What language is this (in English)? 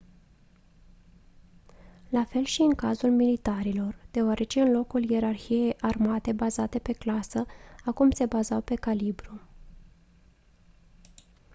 Romanian